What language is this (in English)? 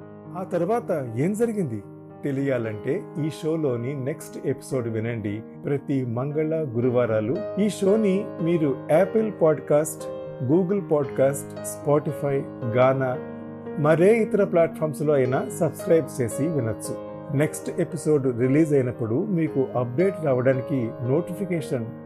Telugu